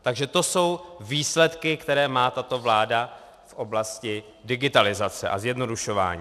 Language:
Czech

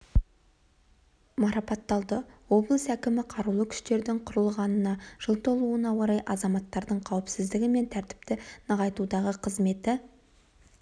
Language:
Kazakh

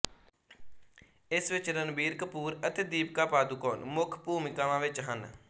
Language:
Punjabi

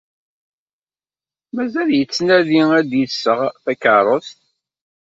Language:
Kabyle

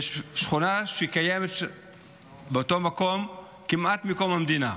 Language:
Hebrew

